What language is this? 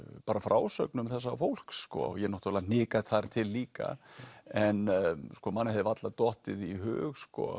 Icelandic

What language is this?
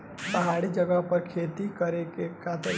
Bhojpuri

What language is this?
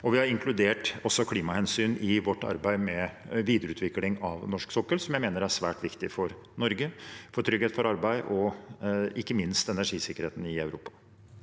Norwegian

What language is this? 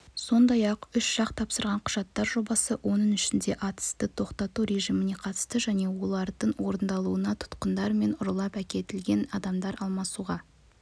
Kazakh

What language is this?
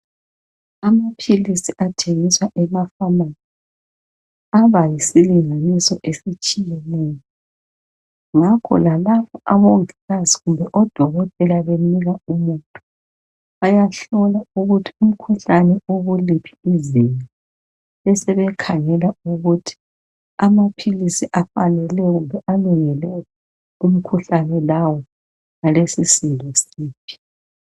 North Ndebele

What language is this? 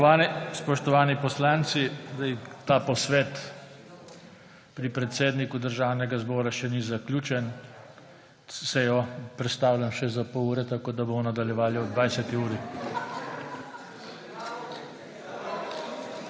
Slovenian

